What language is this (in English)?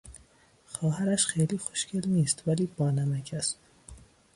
Persian